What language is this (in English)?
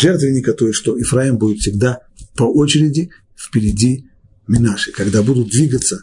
Russian